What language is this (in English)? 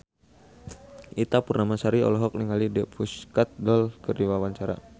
Sundanese